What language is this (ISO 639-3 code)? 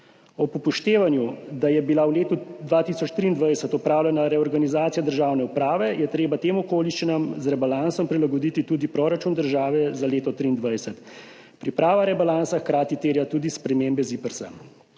slv